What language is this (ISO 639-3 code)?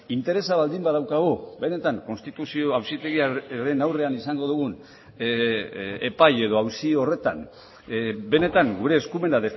eus